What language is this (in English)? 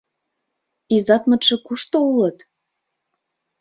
Mari